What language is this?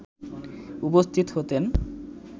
Bangla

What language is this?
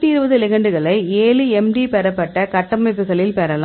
Tamil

